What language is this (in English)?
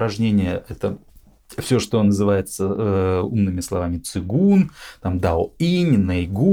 Russian